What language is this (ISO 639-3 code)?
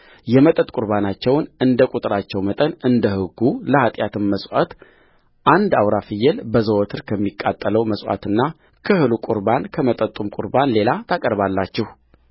amh